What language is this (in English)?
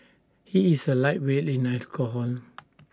English